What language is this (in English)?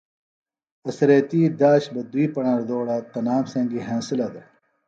Phalura